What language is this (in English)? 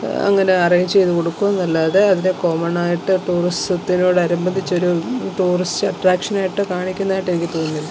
Malayalam